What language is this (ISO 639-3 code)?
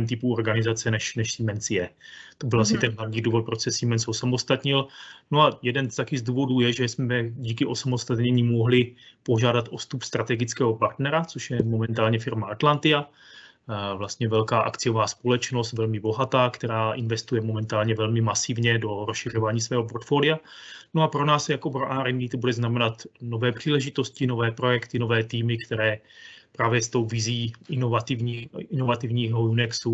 ces